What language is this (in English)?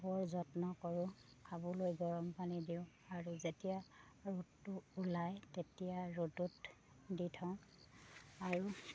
Assamese